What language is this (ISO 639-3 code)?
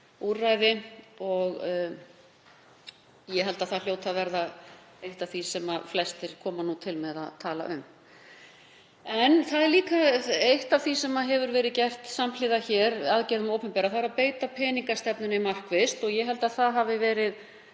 isl